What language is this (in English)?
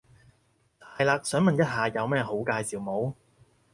Cantonese